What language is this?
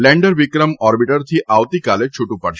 Gujarati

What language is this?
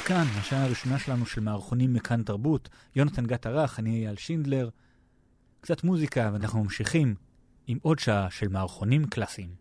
Hebrew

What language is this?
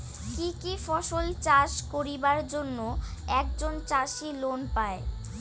Bangla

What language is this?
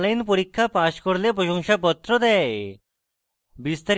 Bangla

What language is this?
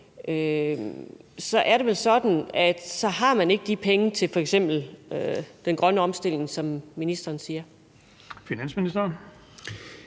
Danish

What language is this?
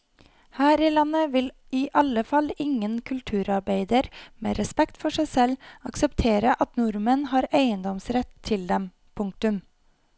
Norwegian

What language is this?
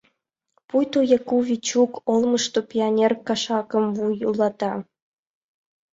Mari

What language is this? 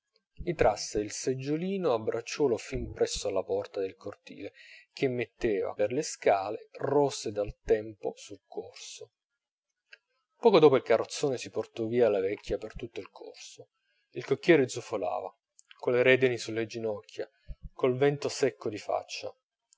Italian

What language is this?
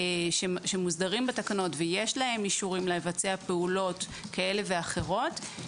Hebrew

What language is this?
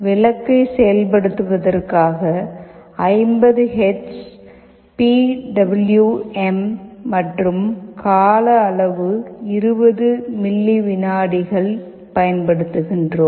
Tamil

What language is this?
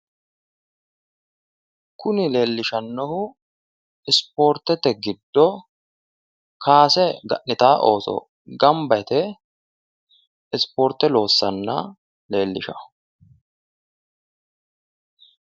Sidamo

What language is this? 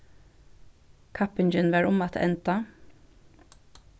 Faroese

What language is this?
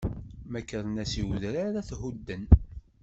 Kabyle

